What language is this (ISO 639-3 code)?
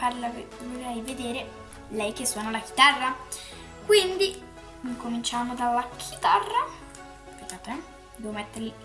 ita